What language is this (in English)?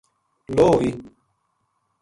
Gujari